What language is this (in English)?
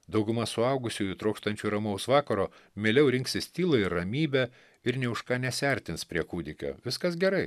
Lithuanian